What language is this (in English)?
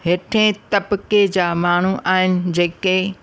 Sindhi